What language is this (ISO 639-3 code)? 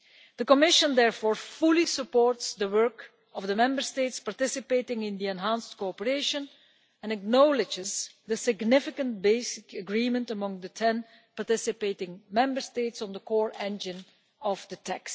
eng